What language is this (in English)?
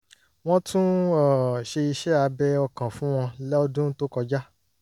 Yoruba